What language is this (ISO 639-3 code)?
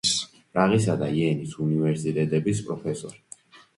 kat